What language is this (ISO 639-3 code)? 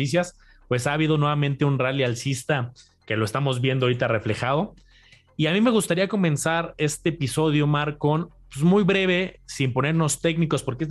spa